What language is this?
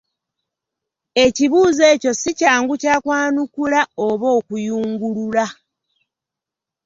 Ganda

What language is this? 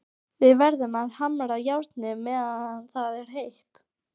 Icelandic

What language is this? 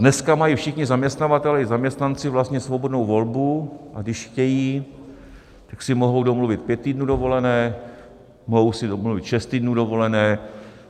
Czech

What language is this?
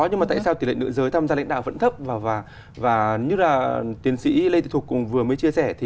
Vietnamese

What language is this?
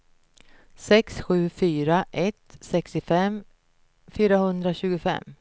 Swedish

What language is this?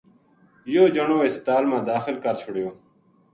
Gujari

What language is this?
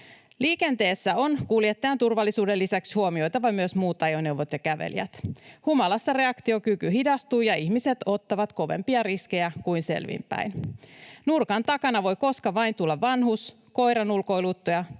Finnish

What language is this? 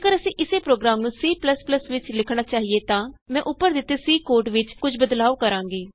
Punjabi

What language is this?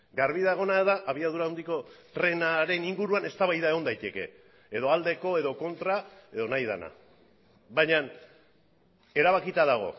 Basque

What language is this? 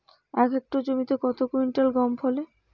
Bangla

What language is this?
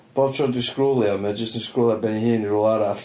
Welsh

